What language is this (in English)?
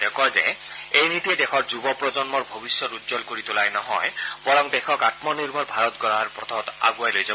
Assamese